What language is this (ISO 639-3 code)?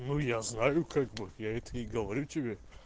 rus